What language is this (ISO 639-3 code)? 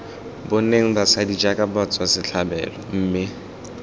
tsn